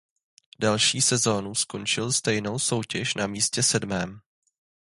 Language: Czech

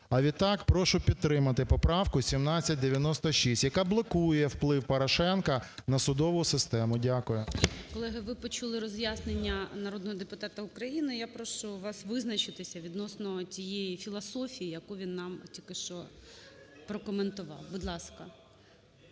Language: Ukrainian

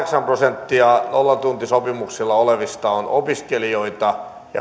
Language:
Finnish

